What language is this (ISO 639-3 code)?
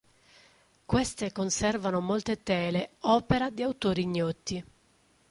ita